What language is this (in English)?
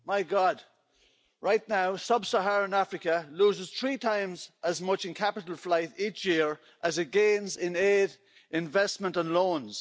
English